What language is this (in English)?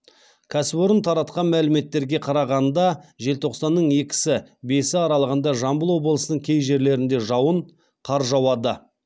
Kazakh